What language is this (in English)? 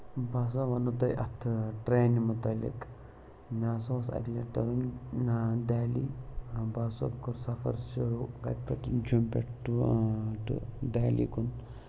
Kashmiri